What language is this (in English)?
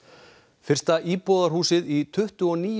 Icelandic